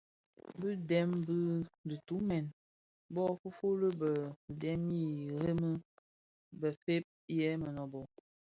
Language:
Bafia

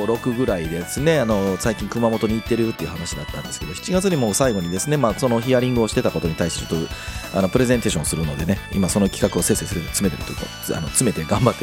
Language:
Japanese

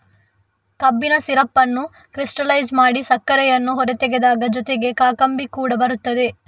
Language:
Kannada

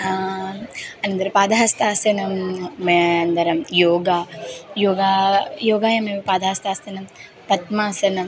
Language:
Sanskrit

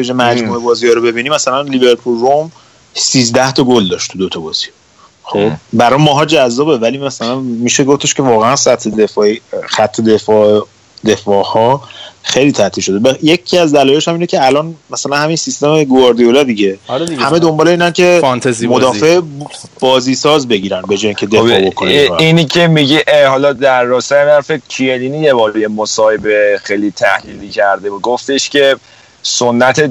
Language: Persian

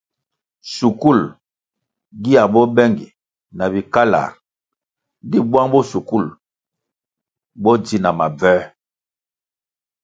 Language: Kwasio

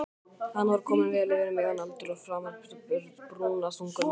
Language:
Icelandic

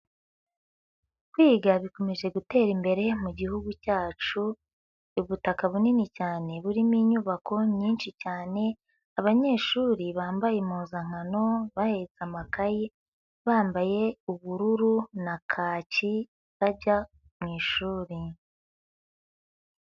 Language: Kinyarwanda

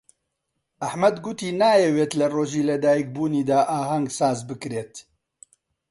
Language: Central Kurdish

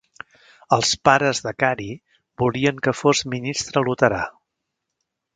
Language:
Catalan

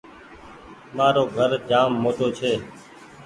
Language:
Goaria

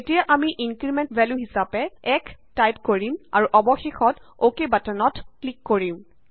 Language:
Assamese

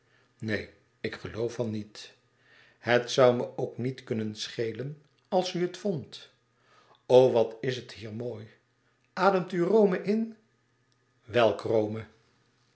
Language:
Dutch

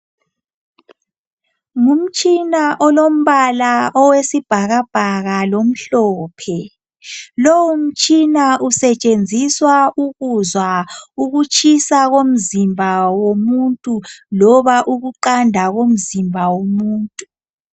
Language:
North Ndebele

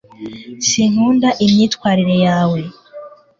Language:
Kinyarwanda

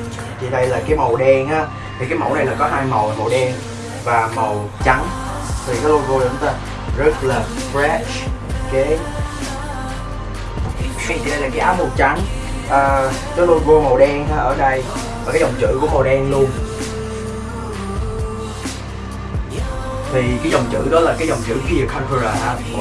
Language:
Vietnamese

